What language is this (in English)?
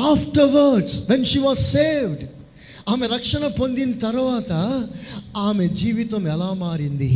Telugu